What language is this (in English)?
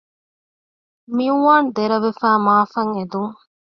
Divehi